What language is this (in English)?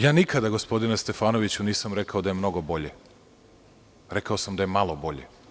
Serbian